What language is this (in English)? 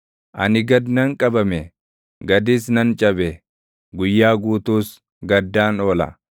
Oromo